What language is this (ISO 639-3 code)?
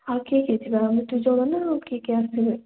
ori